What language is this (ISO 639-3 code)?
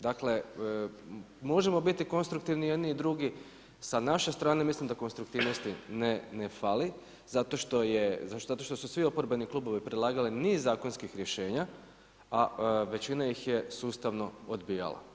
hrv